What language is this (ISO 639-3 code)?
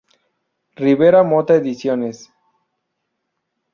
spa